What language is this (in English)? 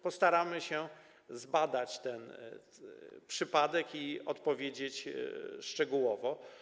Polish